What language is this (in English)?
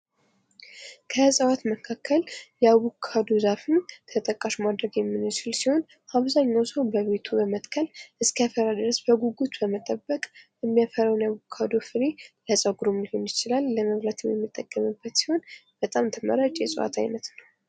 Amharic